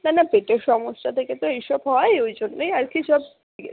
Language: Bangla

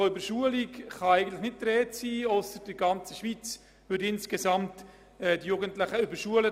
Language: Swiss German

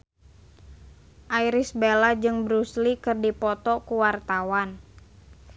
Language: Sundanese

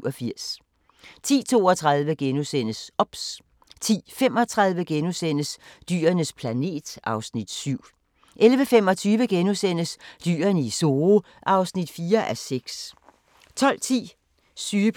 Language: Danish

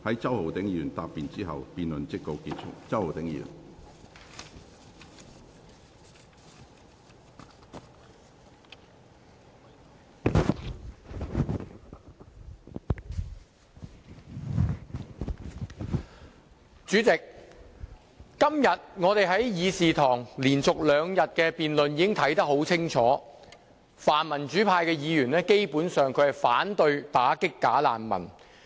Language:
Cantonese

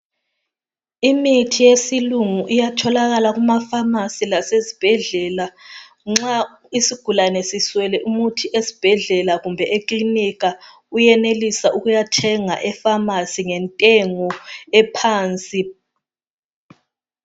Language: North Ndebele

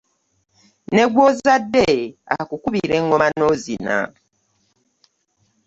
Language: Ganda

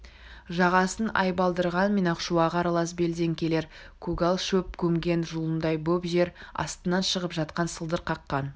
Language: Kazakh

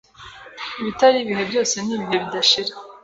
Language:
Kinyarwanda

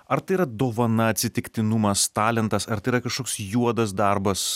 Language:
Lithuanian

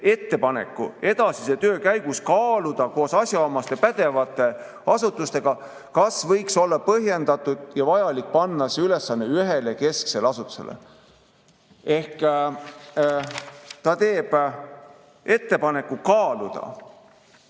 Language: Estonian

